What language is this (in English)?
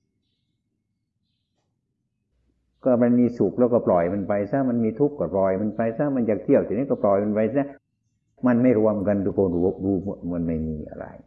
Thai